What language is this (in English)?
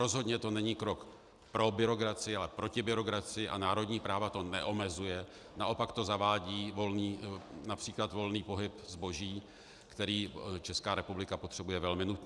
Czech